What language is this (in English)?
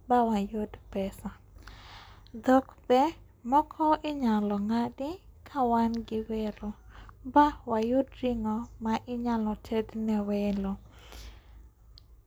Luo (Kenya and Tanzania)